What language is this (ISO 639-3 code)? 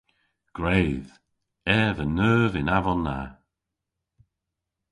cor